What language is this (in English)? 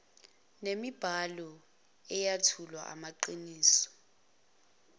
Zulu